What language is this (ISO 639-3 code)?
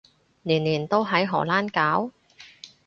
yue